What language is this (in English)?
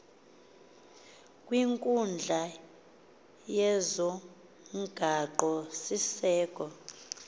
Xhosa